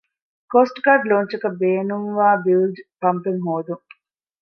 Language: Divehi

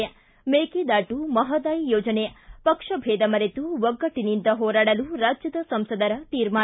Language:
Kannada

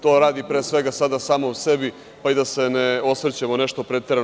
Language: Serbian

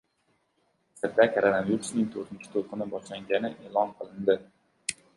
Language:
Uzbek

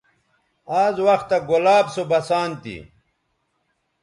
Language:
Bateri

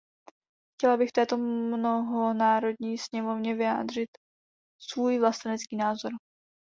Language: Czech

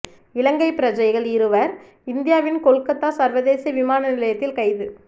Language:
Tamil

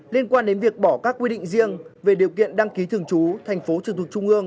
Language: Vietnamese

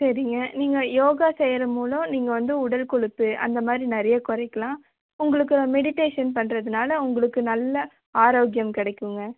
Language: Tamil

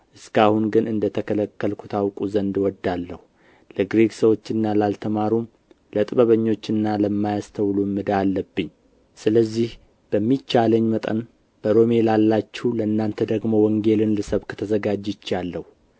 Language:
Amharic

